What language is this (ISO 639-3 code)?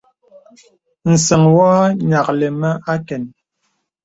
beb